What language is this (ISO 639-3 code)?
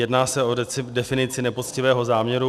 ces